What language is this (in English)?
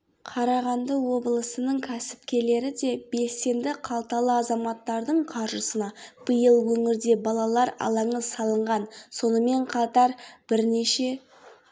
Kazakh